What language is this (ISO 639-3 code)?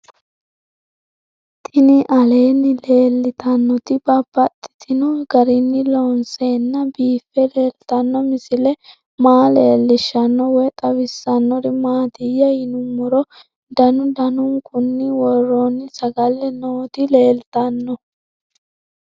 sid